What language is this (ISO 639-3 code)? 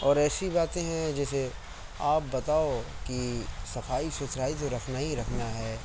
urd